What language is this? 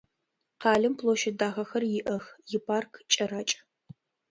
Adyghe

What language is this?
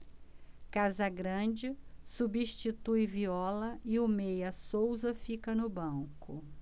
Portuguese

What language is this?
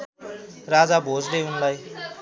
Nepali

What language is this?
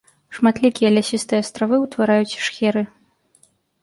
Belarusian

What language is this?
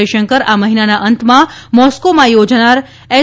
Gujarati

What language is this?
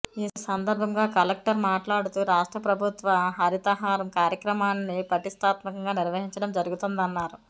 Telugu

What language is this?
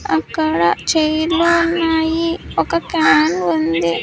Telugu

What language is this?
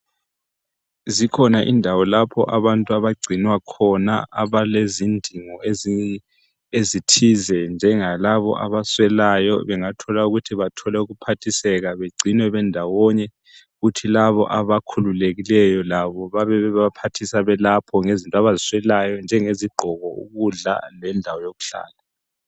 North Ndebele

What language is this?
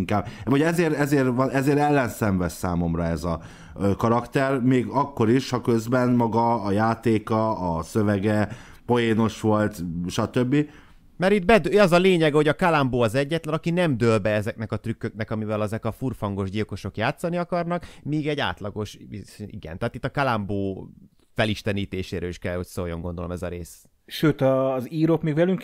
Hungarian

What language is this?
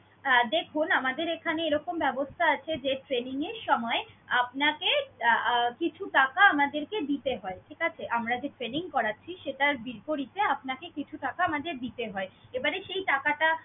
Bangla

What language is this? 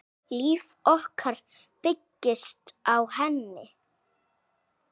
Icelandic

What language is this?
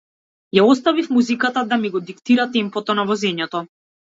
Macedonian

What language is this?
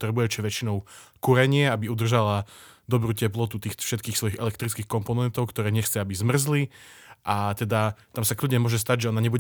Slovak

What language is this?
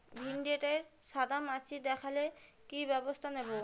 Bangla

